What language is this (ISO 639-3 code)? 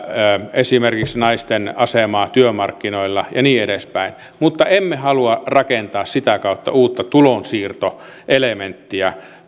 fin